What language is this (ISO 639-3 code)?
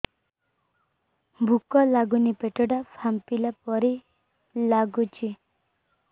ori